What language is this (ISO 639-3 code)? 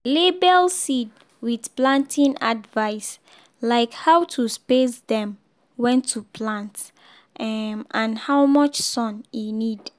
pcm